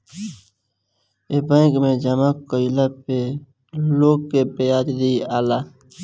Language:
Bhojpuri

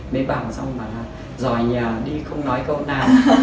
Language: Vietnamese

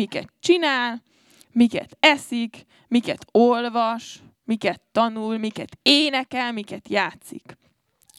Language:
Hungarian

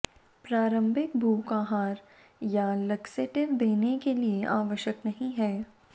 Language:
Hindi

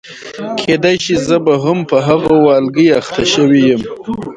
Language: Pashto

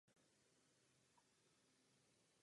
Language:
Czech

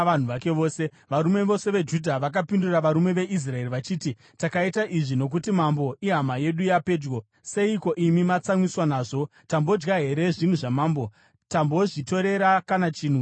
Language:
Shona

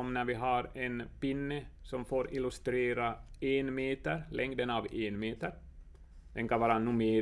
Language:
Swedish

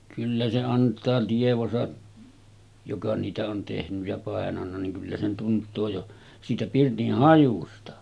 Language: Finnish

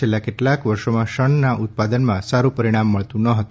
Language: Gujarati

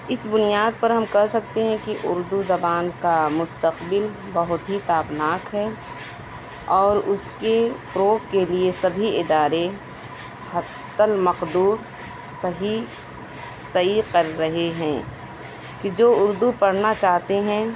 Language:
Urdu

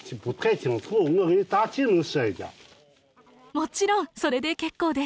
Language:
Japanese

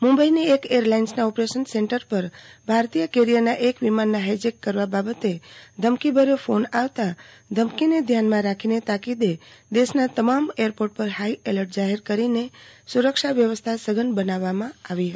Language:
Gujarati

